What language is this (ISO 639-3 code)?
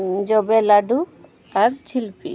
sat